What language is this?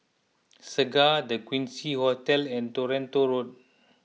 English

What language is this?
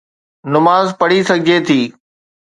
Sindhi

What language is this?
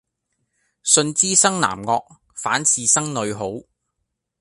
Cantonese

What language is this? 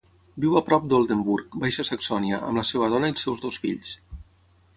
Catalan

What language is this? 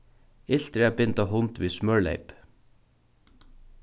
Faroese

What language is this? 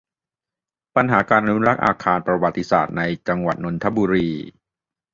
Thai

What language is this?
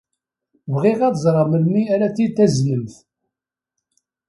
Kabyle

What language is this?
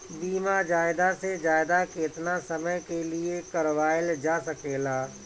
Bhojpuri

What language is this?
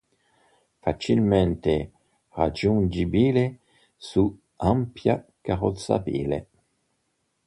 Italian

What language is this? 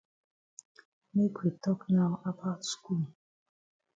Cameroon Pidgin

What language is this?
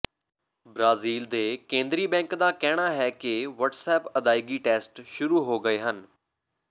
Punjabi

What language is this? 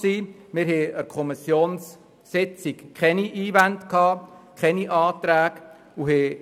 Swiss German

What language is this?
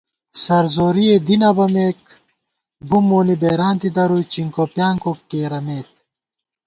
Gawar-Bati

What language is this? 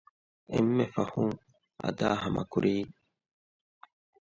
Divehi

